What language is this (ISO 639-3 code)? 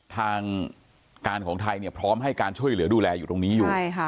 tha